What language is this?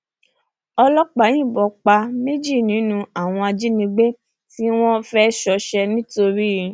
Yoruba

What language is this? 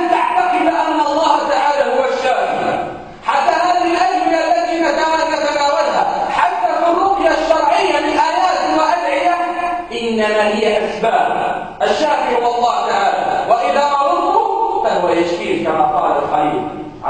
Arabic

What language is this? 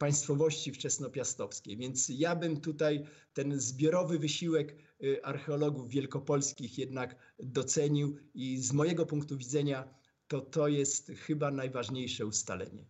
Polish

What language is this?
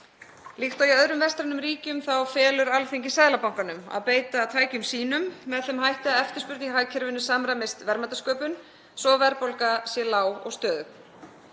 Icelandic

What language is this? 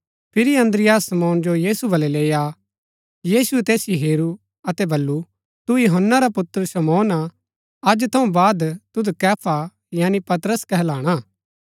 Gaddi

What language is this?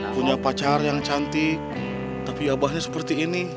Indonesian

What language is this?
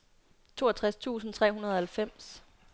Danish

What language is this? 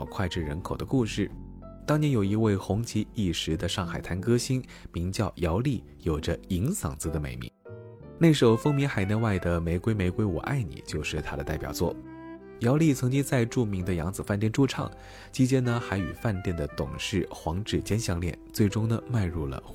Chinese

